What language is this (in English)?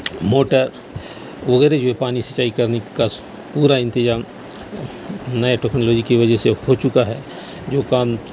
Urdu